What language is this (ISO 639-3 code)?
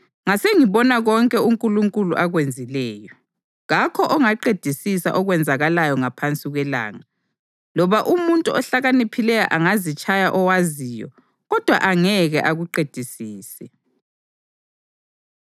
nde